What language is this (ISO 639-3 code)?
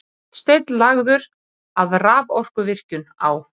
isl